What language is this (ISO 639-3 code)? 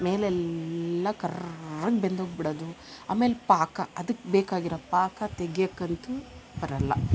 kan